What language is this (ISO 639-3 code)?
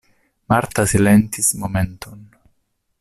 epo